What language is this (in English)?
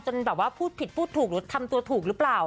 Thai